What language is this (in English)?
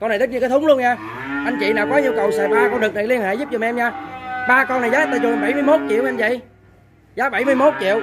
Vietnamese